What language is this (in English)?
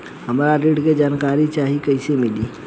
Bhojpuri